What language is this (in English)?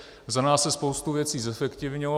Czech